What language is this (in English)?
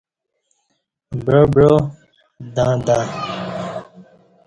Kati